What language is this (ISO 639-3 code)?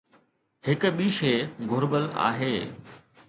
snd